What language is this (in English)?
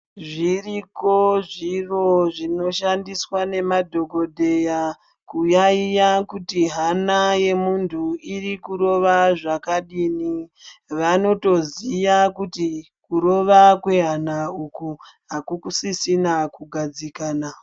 Ndau